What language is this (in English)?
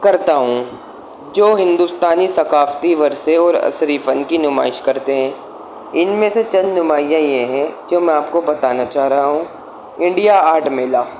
Urdu